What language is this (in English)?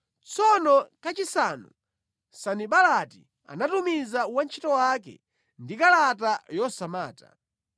Nyanja